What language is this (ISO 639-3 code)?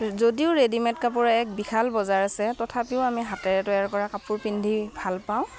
asm